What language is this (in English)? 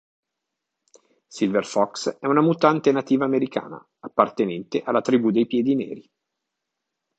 Italian